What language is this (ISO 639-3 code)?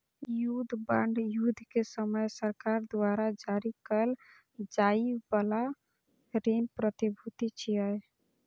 mai